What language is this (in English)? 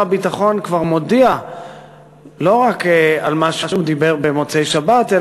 Hebrew